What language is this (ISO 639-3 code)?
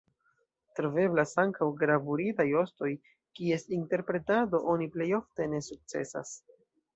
epo